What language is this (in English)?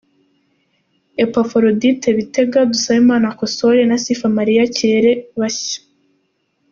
Kinyarwanda